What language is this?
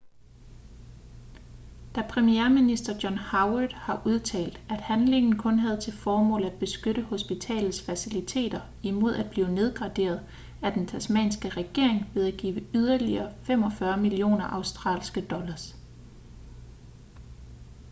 Danish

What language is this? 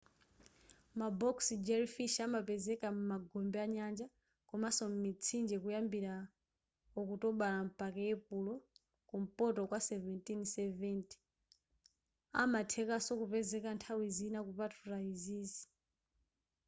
Nyanja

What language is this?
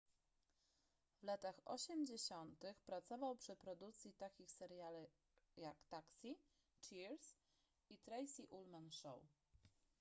Polish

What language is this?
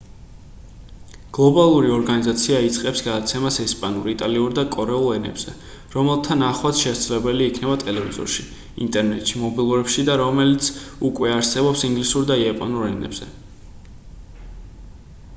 Georgian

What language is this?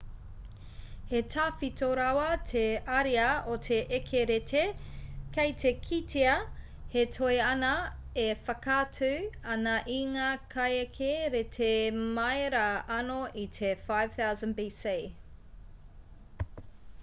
Māori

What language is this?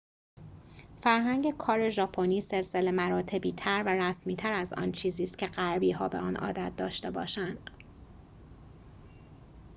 Persian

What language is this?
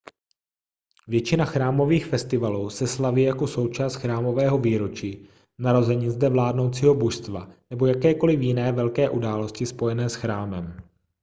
Czech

